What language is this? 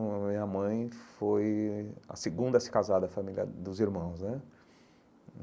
Portuguese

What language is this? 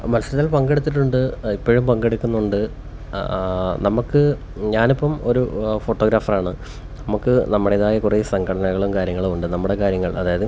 Malayalam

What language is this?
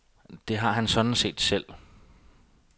Danish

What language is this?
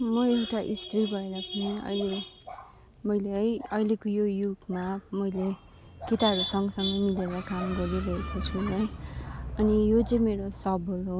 Nepali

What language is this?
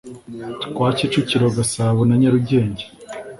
Kinyarwanda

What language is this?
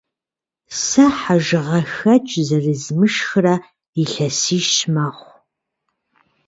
Kabardian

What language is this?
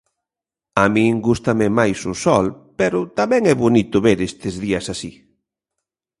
Galician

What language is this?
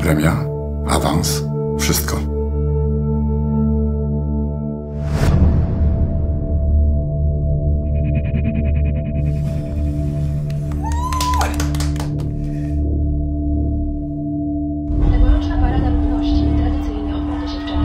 Polish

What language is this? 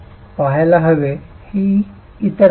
Marathi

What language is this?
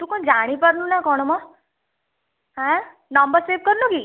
Odia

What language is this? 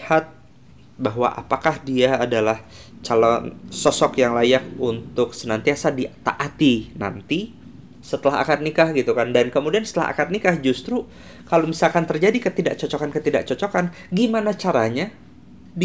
Indonesian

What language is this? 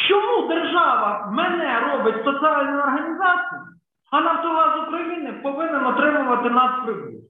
Ukrainian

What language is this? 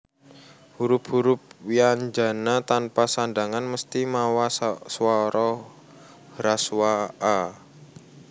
Javanese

